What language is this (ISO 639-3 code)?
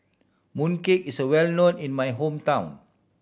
eng